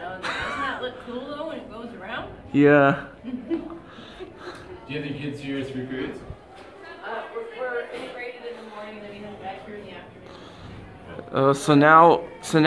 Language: English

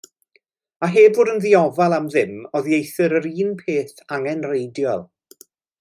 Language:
Welsh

